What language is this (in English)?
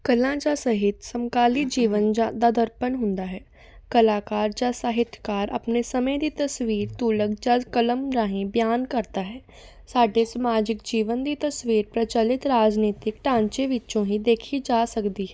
Punjabi